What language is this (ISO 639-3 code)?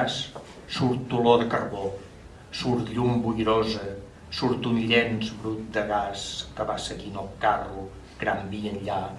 cat